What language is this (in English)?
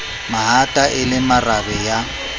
Southern Sotho